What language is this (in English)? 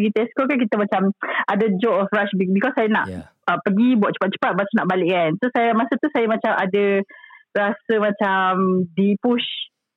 Malay